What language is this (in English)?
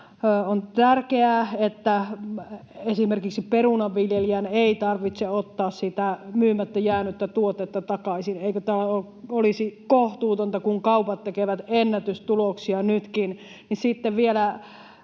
Finnish